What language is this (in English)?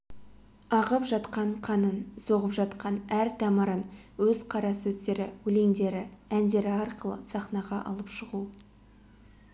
Kazakh